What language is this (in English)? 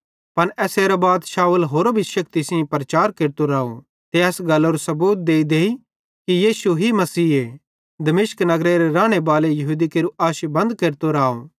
Bhadrawahi